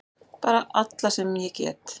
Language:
Icelandic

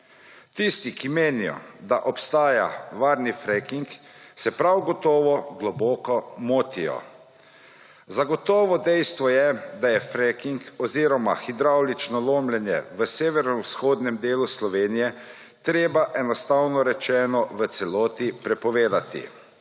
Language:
Slovenian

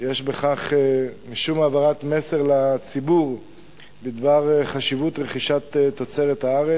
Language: Hebrew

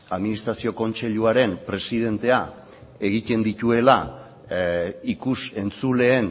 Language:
Basque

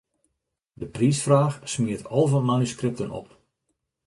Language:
Western Frisian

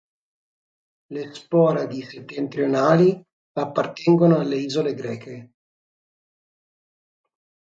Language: Italian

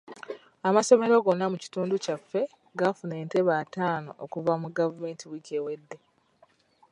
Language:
Ganda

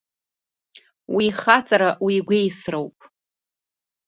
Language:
Abkhazian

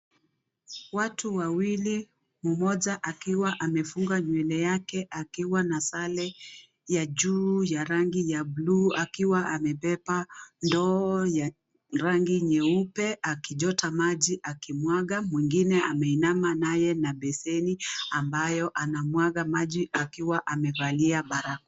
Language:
Swahili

